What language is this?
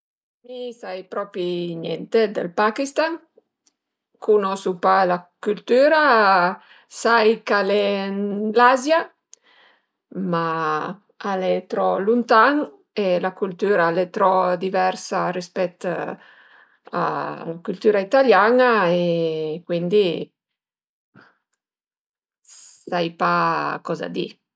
Piedmontese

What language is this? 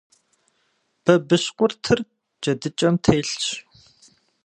Kabardian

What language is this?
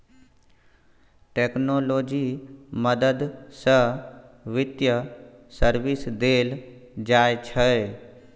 Maithili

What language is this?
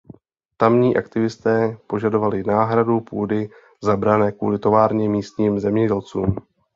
Czech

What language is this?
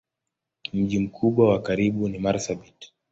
Swahili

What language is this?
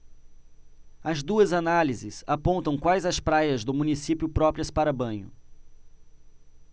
Portuguese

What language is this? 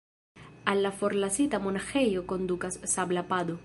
Esperanto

